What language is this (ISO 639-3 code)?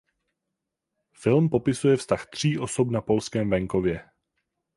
ces